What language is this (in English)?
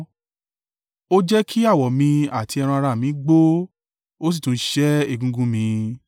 Yoruba